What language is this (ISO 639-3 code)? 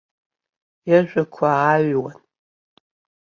abk